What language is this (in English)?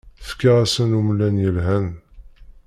Kabyle